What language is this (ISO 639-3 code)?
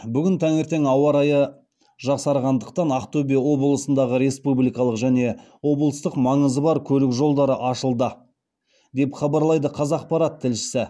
kaz